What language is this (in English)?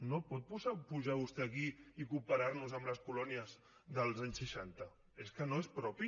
Catalan